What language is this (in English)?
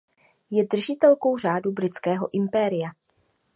Czech